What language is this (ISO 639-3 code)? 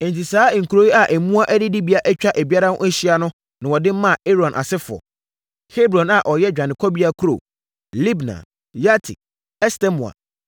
aka